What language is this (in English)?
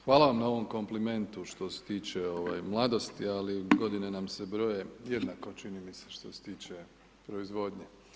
Croatian